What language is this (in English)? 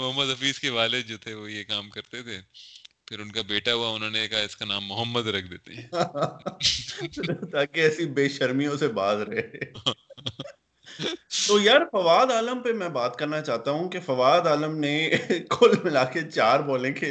Urdu